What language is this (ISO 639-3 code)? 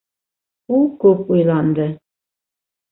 bak